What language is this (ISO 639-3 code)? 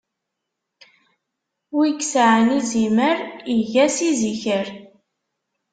kab